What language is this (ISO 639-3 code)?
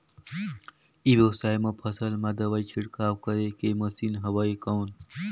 hne